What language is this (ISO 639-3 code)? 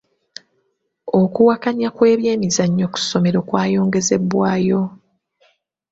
lug